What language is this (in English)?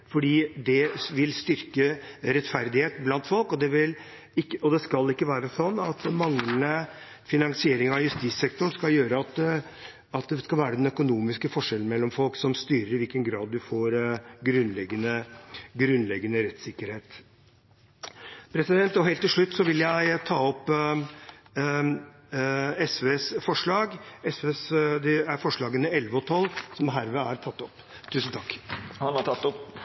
Norwegian